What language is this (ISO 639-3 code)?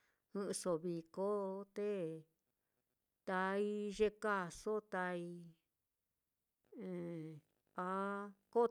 vmm